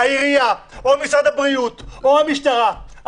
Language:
Hebrew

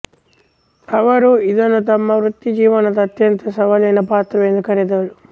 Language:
Kannada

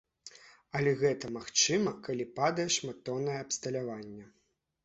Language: Belarusian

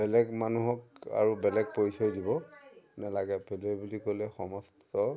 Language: Assamese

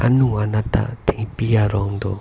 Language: Karbi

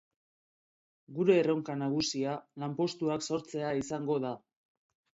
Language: Basque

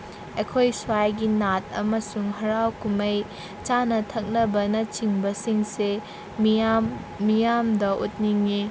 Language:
Manipuri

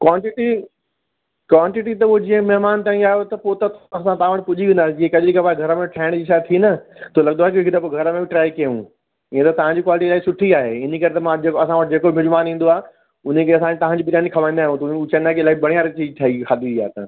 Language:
Sindhi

